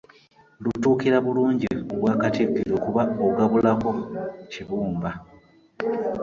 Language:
Ganda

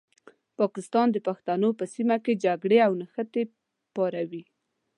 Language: Pashto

